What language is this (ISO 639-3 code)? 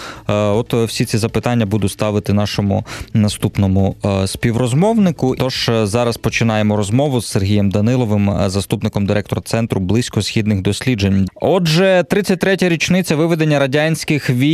ukr